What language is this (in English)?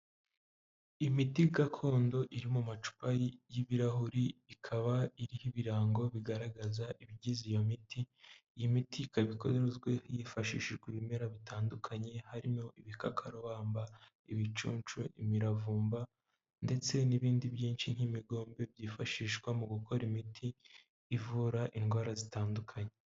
Kinyarwanda